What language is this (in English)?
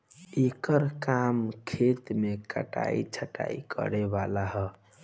Bhojpuri